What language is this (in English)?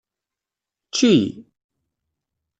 Kabyle